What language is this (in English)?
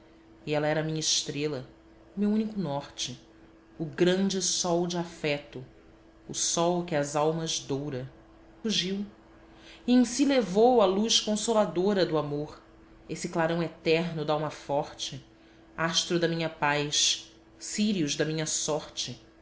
Portuguese